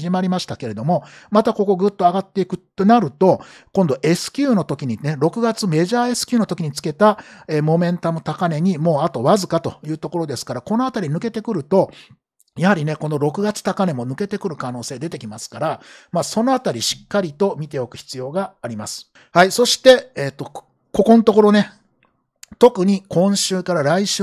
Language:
Japanese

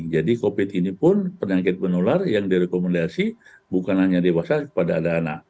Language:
Indonesian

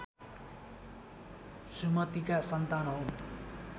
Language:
Nepali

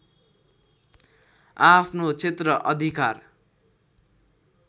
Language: Nepali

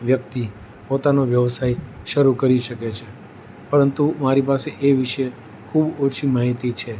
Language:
Gujarati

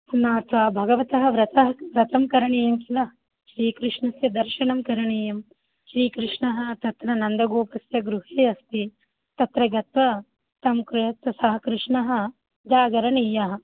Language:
Sanskrit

